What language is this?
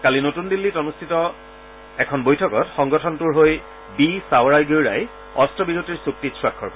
Assamese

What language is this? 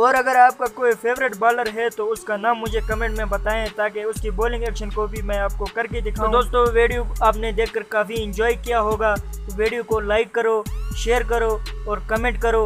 Hindi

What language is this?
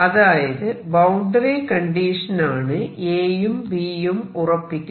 Malayalam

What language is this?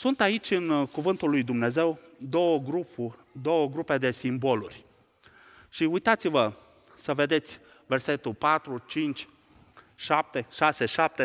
Romanian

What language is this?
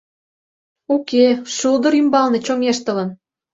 Mari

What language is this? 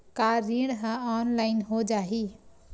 Chhattisgarhi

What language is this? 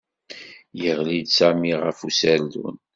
Kabyle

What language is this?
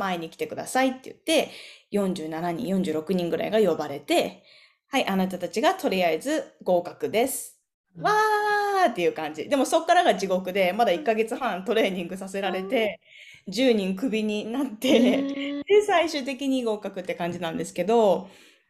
Japanese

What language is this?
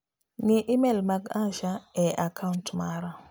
Luo (Kenya and Tanzania)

